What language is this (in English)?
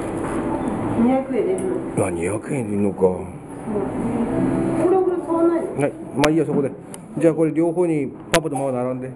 Japanese